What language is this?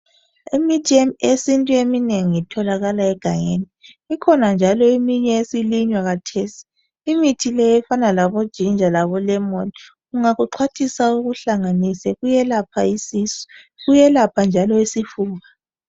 North Ndebele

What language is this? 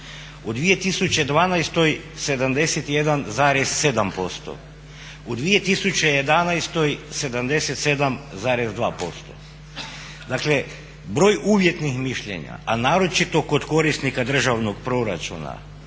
Croatian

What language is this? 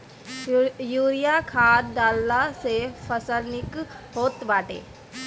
Bhojpuri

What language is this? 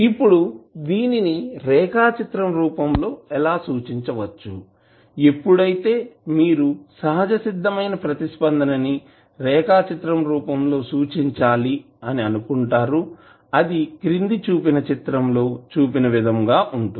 Telugu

